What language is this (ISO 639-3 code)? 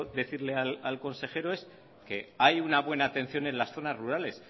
spa